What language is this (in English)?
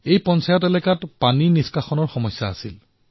Assamese